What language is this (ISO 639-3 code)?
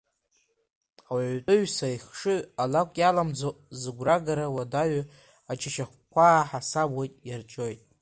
abk